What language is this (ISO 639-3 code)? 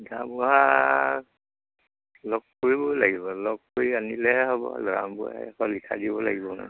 asm